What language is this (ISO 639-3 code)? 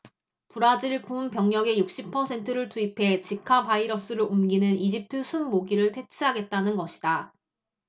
kor